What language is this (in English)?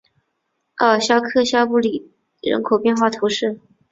Chinese